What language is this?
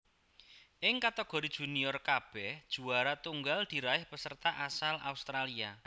Javanese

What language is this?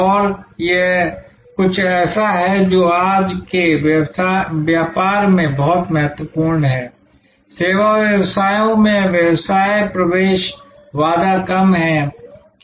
Hindi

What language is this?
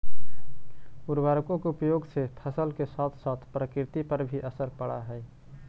Magahi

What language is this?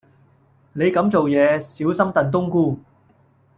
Cantonese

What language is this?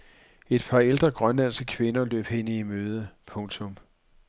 Danish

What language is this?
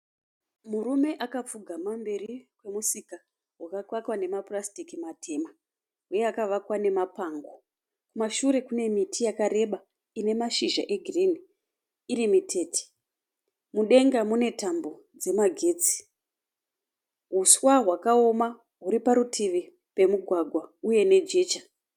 Shona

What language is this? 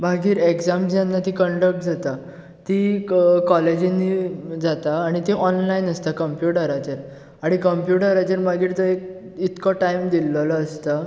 Konkani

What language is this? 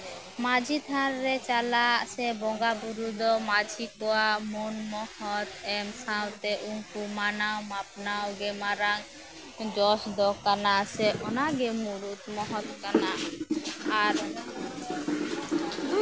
Santali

